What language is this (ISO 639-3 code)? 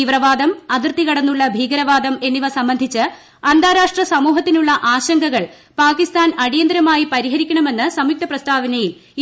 mal